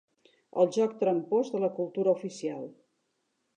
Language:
Catalan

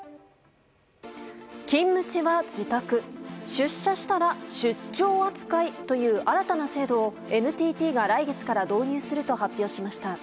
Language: Japanese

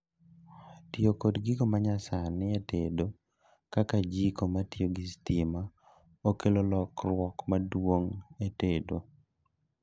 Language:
Luo (Kenya and Tanzania)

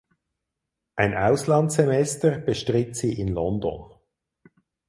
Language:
German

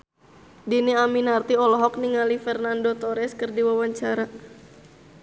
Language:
Sundanese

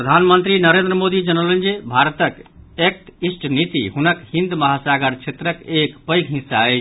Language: Maithili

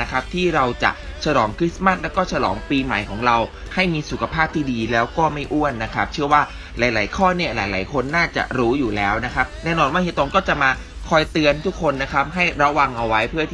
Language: Thai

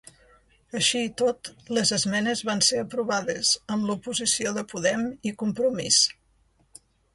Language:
Catalan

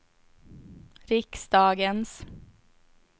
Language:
Swedish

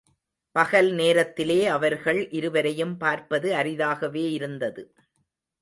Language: Tamil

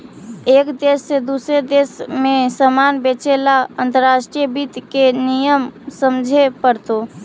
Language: Magahi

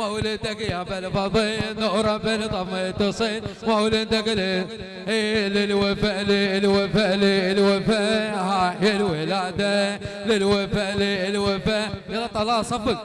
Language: Arabic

